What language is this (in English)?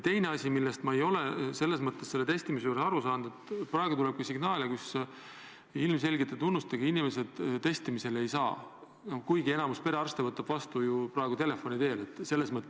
Estonian